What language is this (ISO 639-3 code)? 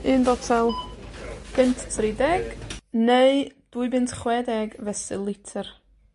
cym